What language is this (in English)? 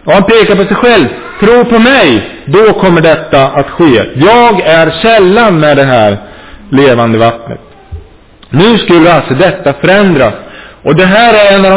Swedish